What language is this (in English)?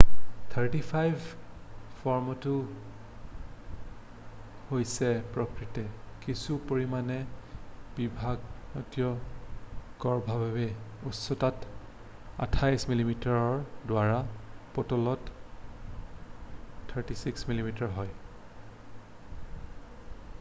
Assamese